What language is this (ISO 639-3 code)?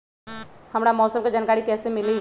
mag